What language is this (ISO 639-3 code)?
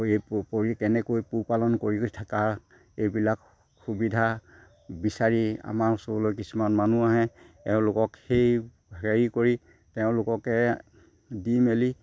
asm